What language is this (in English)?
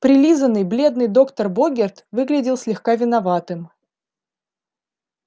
Russian